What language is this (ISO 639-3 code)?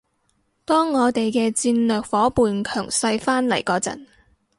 yue